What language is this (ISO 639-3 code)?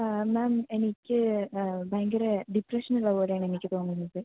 mal